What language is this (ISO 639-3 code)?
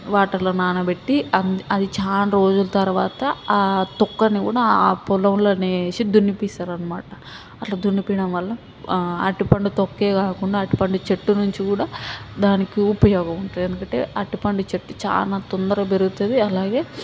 tel